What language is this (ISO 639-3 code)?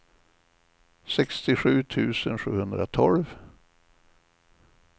swe